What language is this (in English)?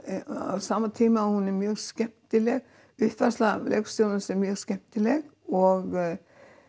Icelandic